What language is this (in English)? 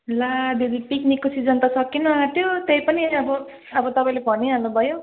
Nepali